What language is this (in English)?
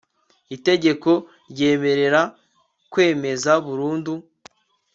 Kinyarwanda